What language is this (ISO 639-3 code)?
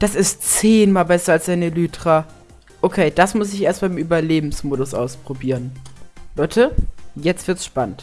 deu